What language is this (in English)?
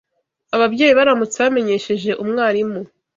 Kinyarwanda